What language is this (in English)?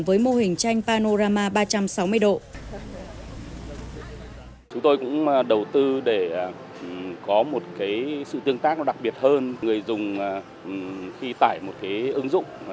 Vietnamese